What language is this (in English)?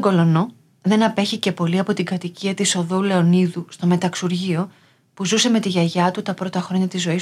Greek